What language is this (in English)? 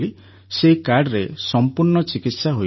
Odia